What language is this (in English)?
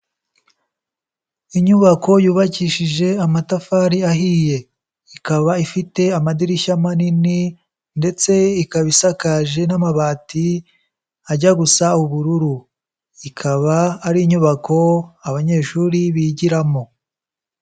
Kinyarwanda